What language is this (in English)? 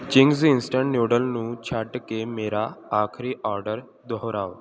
Punjabi